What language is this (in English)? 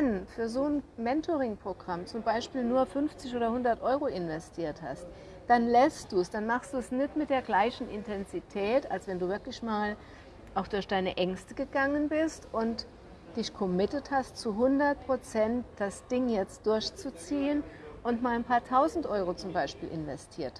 German